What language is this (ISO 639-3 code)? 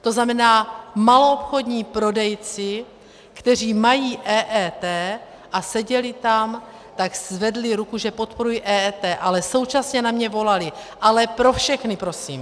ces